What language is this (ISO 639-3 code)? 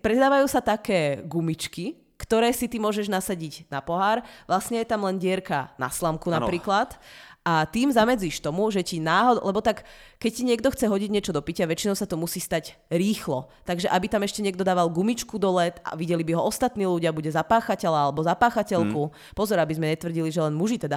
ces